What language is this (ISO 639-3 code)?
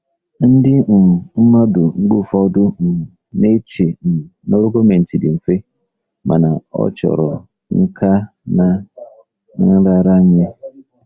ibo